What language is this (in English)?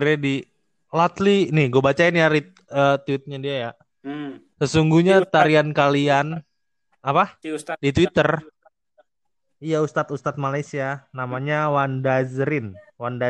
Indonesian